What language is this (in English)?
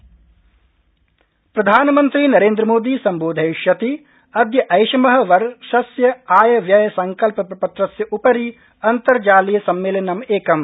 Sanskrit